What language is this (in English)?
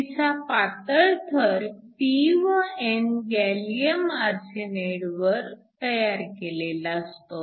Marathi